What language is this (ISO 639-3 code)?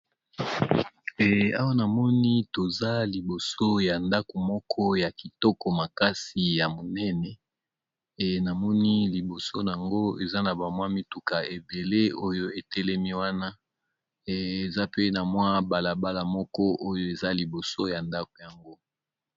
lin